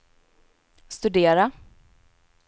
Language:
Swedish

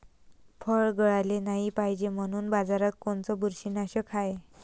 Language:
Marathi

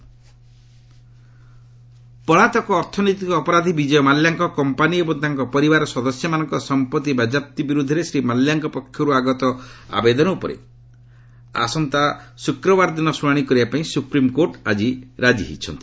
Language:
Odia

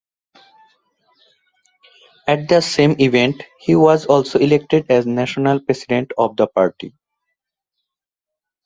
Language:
English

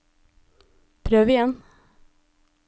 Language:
Norwegian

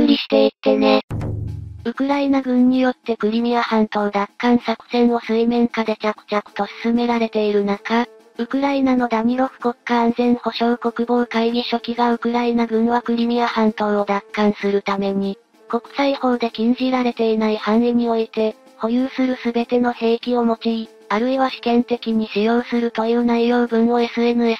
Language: Japanese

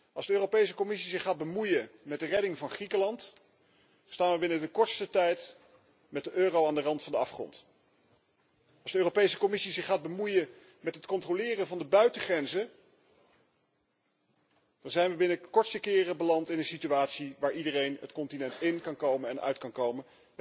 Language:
Dutch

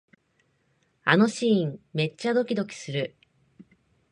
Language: Japanese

